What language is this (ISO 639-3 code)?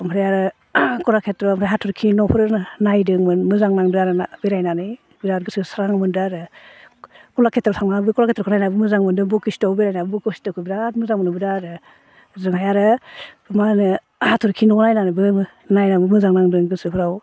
brx